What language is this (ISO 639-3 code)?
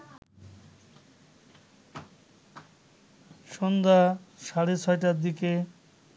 ben